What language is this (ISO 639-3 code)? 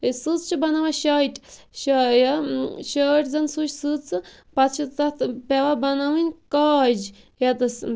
kas